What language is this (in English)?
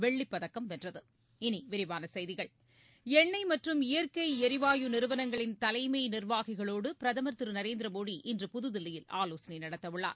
Tamil